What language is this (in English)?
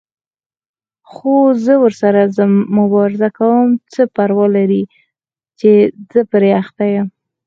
Pashto